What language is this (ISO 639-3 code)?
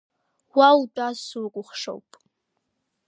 abk